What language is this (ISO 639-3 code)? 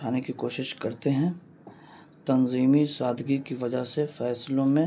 urd